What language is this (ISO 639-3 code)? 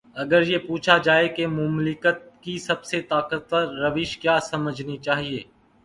urd